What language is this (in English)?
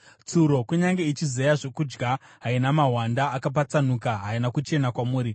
Shona